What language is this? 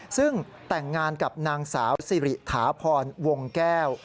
Thai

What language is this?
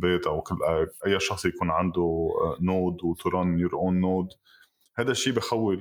Arabic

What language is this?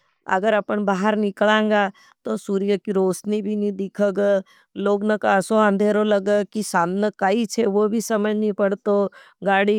Nimadi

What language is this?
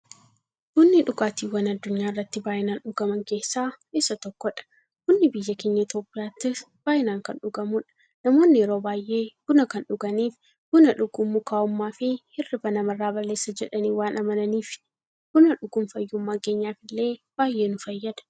Oromo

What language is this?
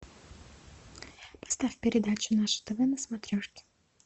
Russian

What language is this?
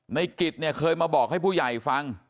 Thai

